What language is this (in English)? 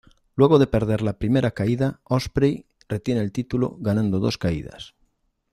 Spanish